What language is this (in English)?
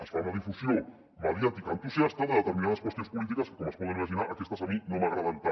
Catalan